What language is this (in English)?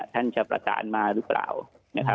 Thai